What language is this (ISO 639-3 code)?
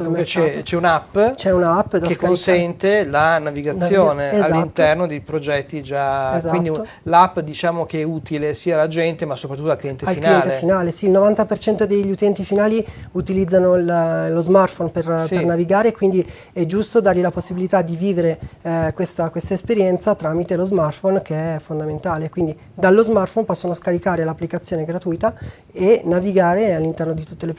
ita